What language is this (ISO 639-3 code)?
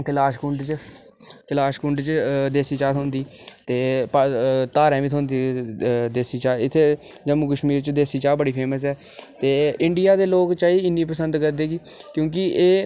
doi